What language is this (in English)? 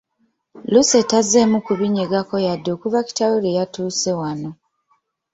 Ganda